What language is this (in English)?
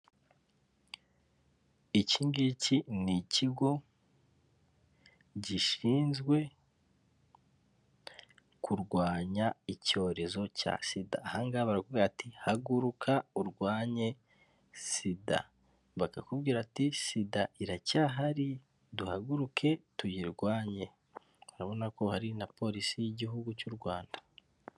Kinyarwanda